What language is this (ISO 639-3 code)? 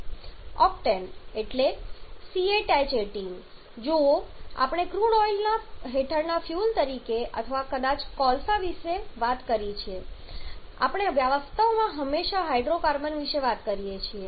guj